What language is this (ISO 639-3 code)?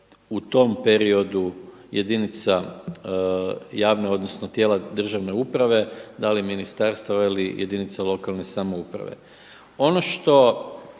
hrv